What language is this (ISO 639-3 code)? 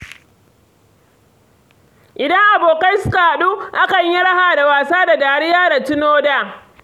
hau